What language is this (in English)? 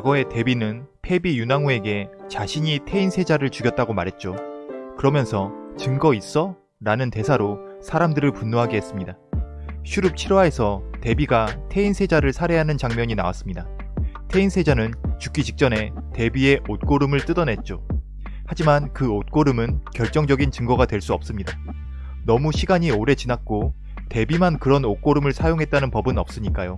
Korean